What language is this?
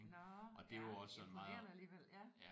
Danish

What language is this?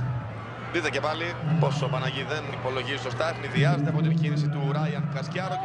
Greek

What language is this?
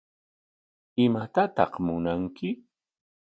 Corongo Ancash Quechua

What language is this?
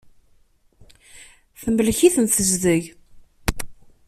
Kabyle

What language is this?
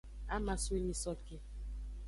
Aja (Benin)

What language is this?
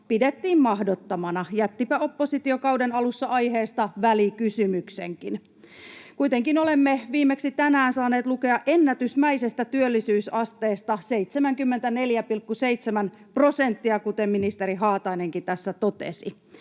Finnish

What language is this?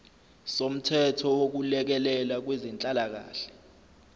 Zulu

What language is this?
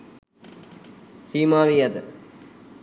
Sinhala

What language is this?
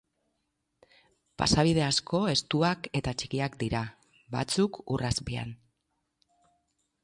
Basque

